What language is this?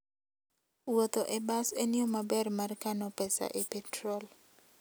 Luo (Kenya and Tanzania)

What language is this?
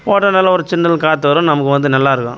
Tamil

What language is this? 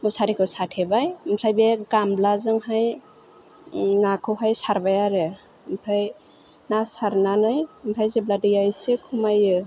Bodo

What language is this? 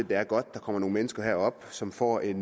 Danish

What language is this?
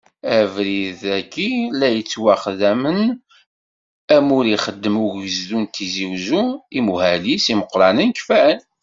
Kabyle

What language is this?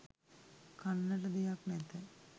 Sinhala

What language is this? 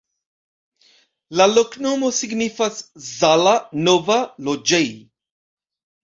Esperanto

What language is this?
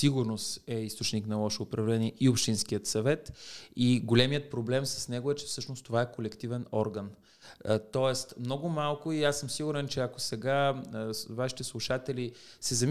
Bulgarian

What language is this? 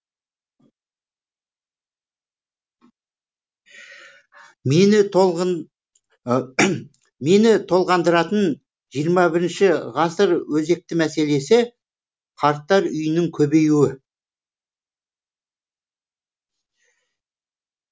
Kazakh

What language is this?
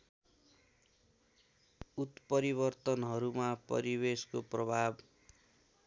Nepali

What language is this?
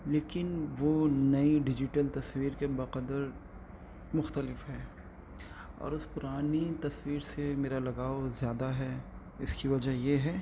Urdu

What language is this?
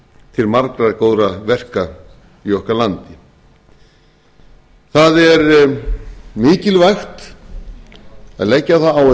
Icelandic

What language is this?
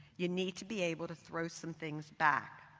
English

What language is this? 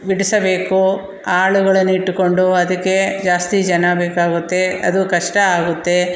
Kannada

